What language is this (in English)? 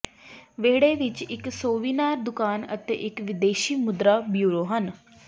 Punjabi